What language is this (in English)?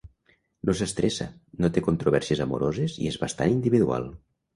Catalan